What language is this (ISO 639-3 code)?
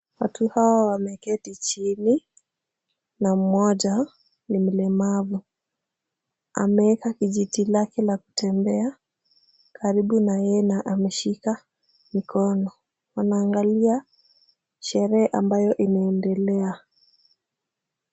swa